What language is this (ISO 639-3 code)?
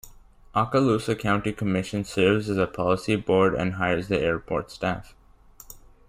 eng